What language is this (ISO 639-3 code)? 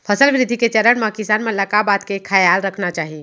hne